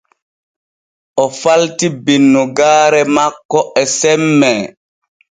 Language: Borgu Fulfulde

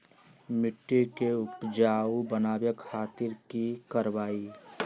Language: Magahi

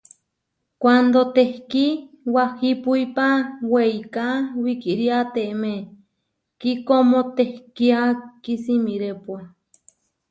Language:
Huarijio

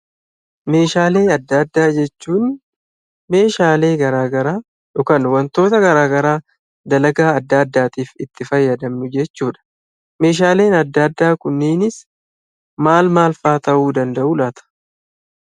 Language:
Oromo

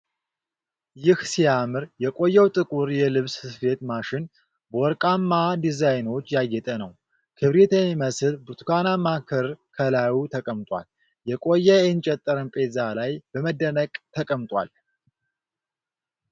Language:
Amharic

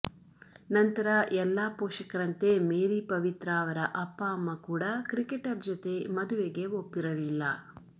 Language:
Kannada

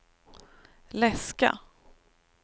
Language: Swedish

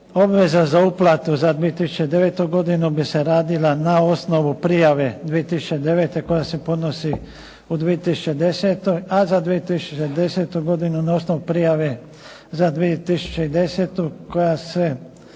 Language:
Croatian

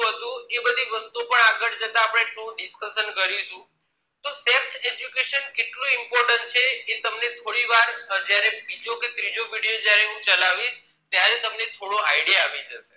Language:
Gujarati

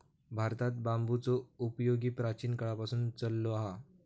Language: Marathi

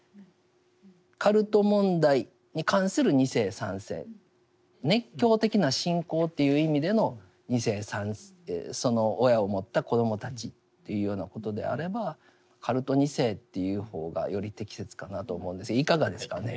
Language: Japanese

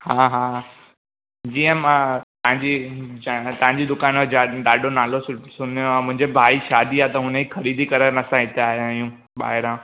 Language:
Sindhi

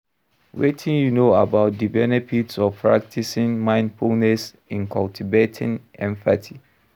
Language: Nigerian Pidgin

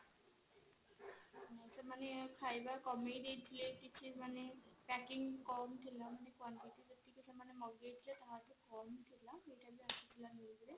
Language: Odia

